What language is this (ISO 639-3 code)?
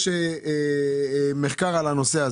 heb